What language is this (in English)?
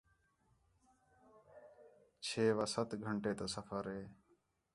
Khetrani